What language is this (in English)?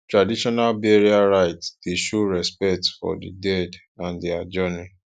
Nigerian Pidgin